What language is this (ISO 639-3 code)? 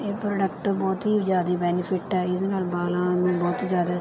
pan